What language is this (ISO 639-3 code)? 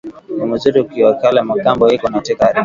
swa